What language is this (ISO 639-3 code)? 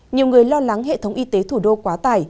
vie